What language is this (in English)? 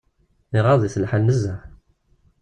Kabyle